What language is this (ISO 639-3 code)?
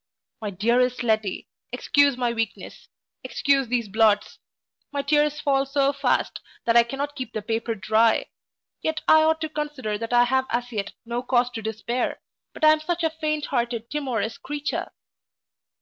eng